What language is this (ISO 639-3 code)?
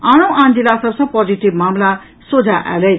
mai